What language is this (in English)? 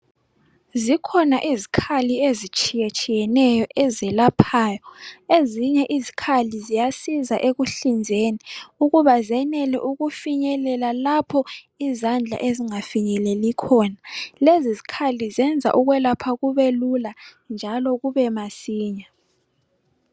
North Ndebele